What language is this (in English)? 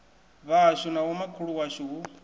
Venda